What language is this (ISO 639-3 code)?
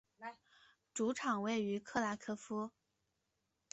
zho